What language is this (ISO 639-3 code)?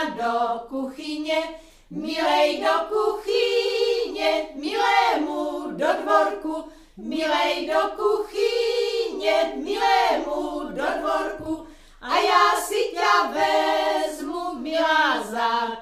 ces